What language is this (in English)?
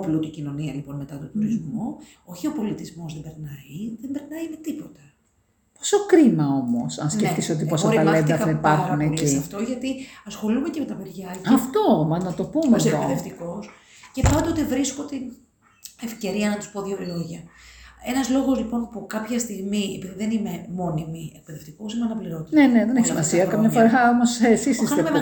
Greek